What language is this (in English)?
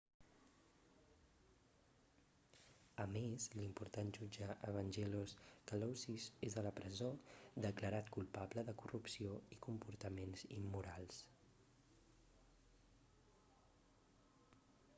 Catalan